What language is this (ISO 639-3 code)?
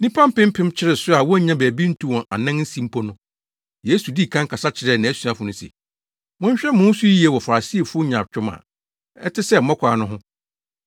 aka